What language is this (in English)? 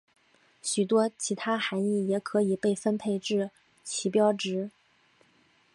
Chinese